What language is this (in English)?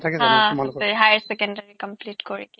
Assamese